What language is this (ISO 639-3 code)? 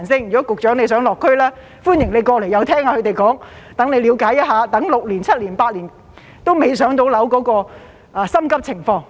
yue